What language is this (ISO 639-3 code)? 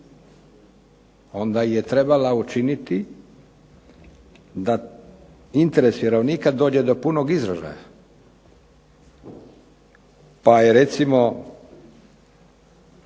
hrv